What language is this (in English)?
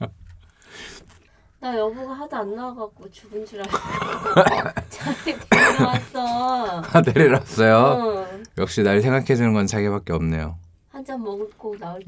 Korean